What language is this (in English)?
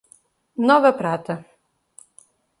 Portuguese